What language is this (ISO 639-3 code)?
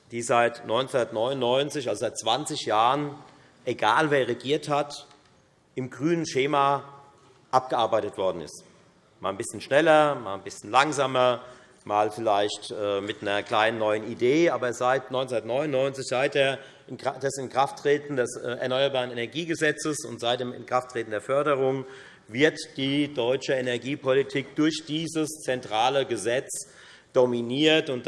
deu